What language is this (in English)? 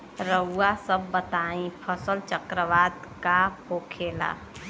Bhojpuri